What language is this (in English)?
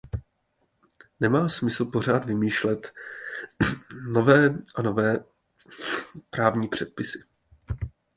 Czech